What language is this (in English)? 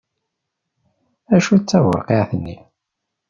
Kabyle